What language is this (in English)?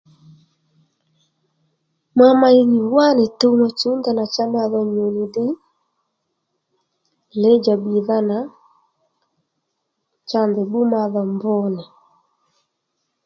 Lendu